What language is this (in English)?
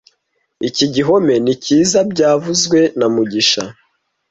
Kinyarwanda